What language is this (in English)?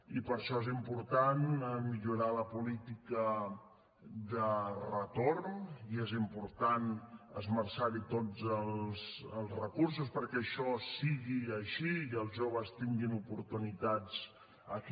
Catalan